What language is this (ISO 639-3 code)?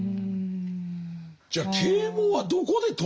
jpn